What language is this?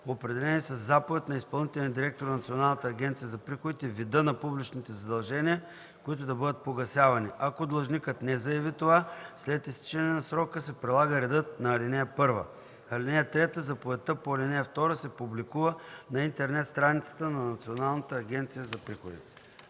Bulgarian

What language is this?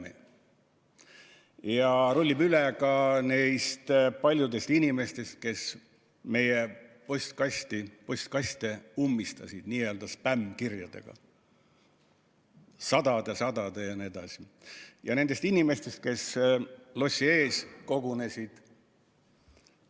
Estonian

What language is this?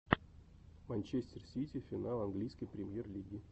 Russian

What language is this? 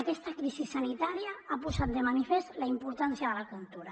Catalan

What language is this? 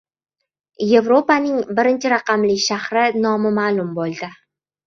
Uzbek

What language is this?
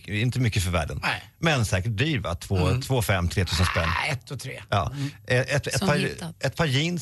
Swedish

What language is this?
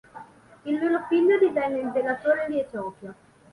Italian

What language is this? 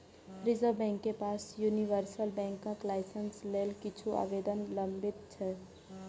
Maithili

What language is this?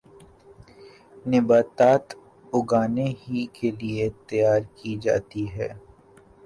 Urdu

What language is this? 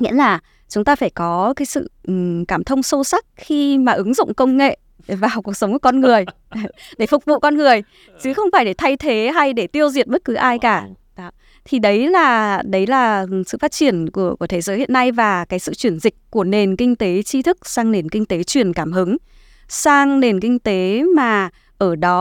Vietnamese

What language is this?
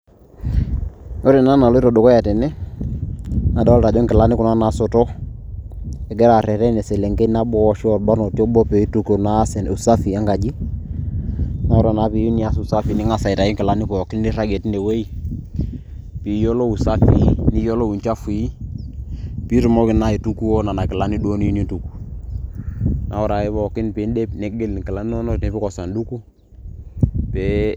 Masai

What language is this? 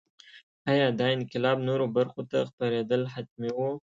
Pashto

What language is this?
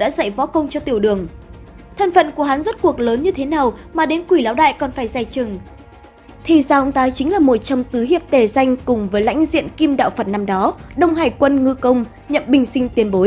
Vietnamese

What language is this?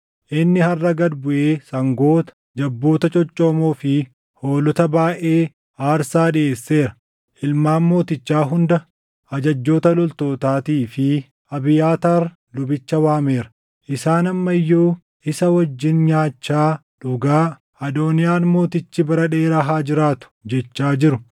Oromo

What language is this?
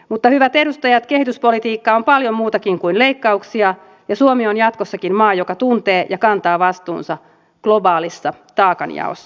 Finnish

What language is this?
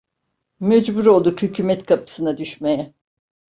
Turkish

